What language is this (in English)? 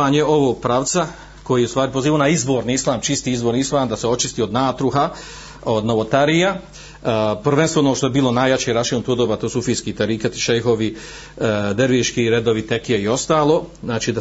Croatian